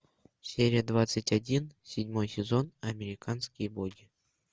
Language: Russian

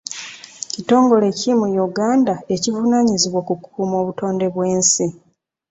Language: Ganda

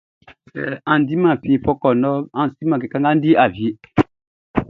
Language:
Baoulé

